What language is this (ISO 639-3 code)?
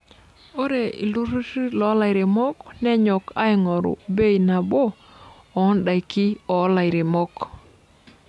mas